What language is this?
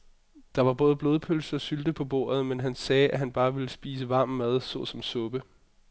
Danish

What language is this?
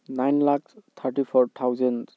Manipuri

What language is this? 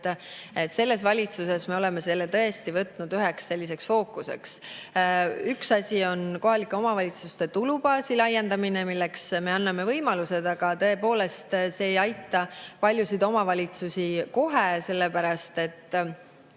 Estonian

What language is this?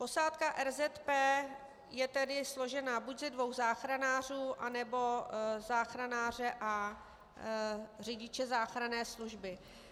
Czech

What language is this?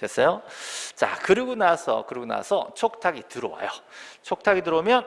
Korean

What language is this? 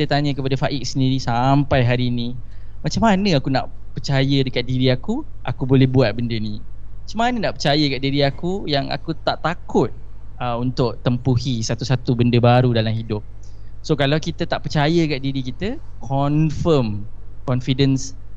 Malay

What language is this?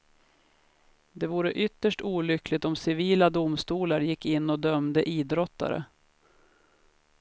Swedish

